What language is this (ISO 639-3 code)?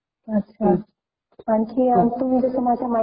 mar